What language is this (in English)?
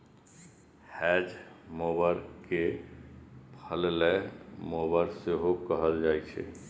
Maithili